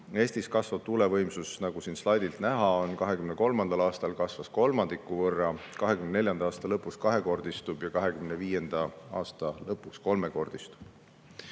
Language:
Estonian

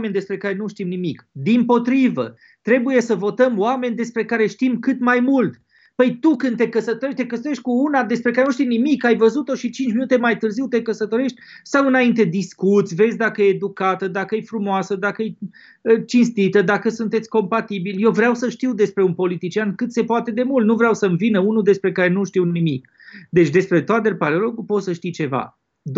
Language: Romanian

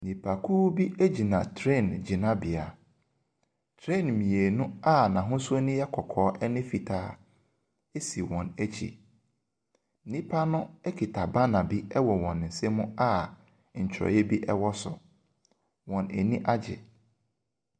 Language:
Akan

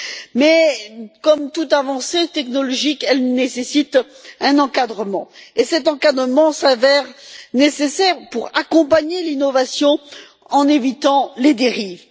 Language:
French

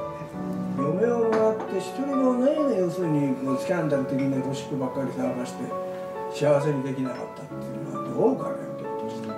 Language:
Japanese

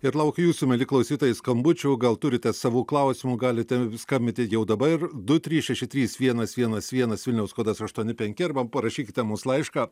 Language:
Lithuanian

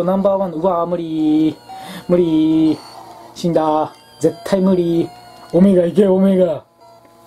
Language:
Japanese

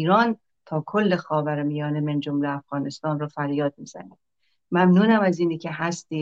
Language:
Persian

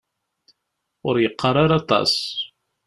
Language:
Kabyle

